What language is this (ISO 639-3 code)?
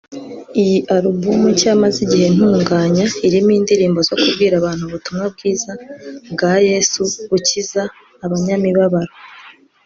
kin